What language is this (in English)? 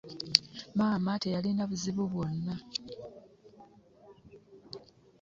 Ganda